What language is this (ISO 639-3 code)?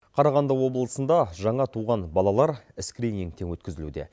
kaz